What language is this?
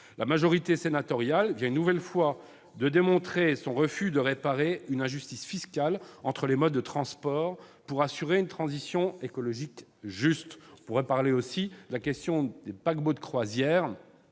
French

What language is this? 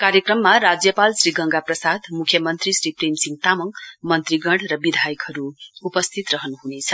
Nepali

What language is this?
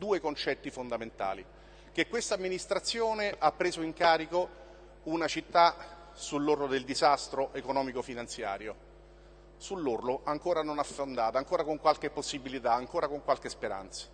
Italian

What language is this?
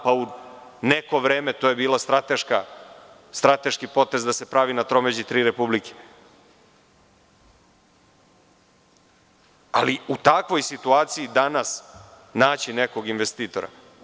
Serbian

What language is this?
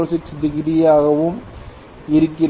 Tamil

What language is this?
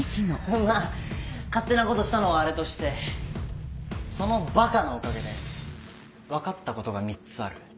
Japanese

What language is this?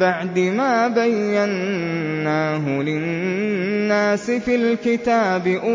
Arabic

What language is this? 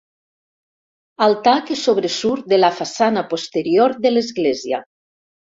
Catalan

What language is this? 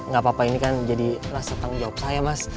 Indonesian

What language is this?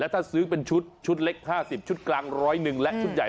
Thai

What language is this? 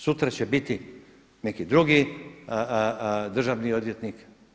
Croatian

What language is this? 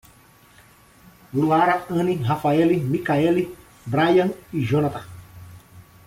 Portuguese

